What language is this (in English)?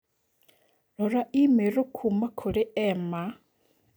Kikuyu